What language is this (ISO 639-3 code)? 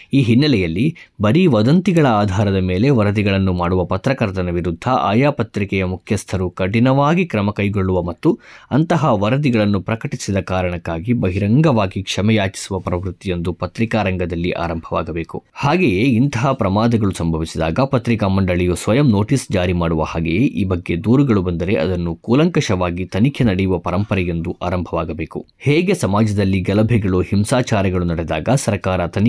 kan